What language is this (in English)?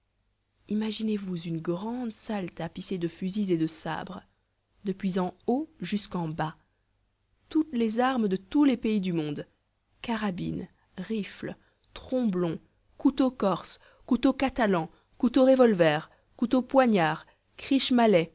French